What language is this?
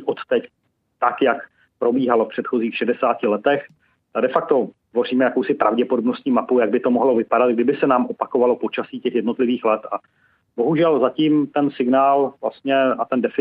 Czech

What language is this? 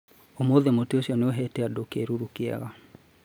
Kikuyu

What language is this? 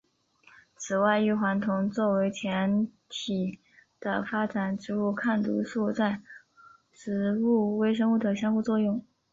Chinese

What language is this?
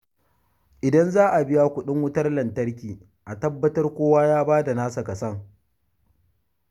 Hausa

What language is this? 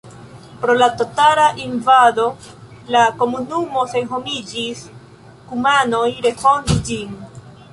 Esperanto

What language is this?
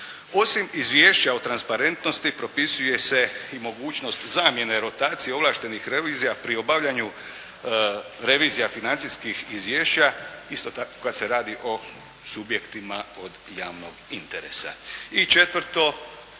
Croatian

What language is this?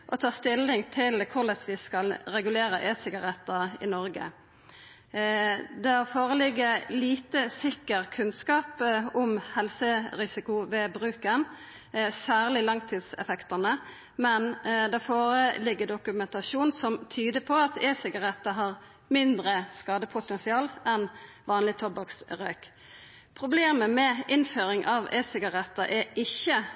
Norwegian Nynorsk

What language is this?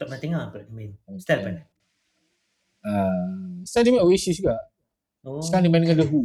Malay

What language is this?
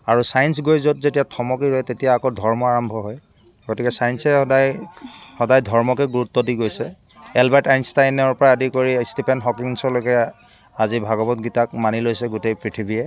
Assamese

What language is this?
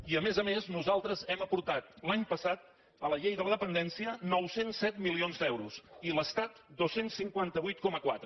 Catalan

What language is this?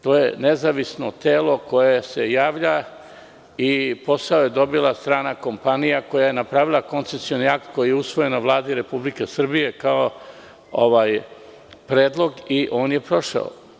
Serbian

